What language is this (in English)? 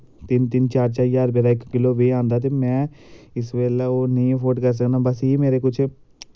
Dogri